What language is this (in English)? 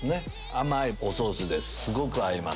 Japanese